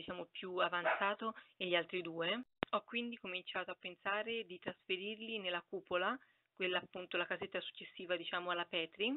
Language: Italian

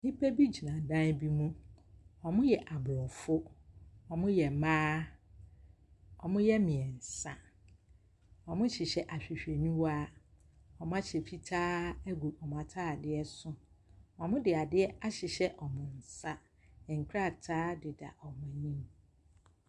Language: Akan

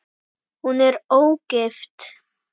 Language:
Icelandic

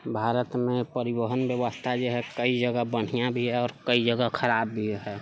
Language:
Maithili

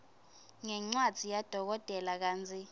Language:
Swati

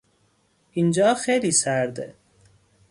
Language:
Persian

